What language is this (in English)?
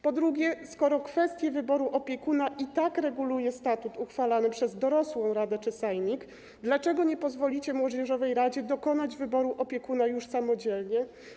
Polish